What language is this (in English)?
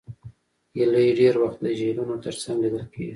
Pashto